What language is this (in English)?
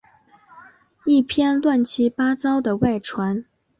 Chinese